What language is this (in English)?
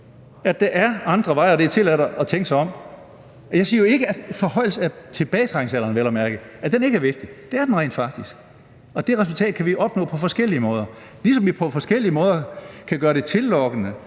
Danish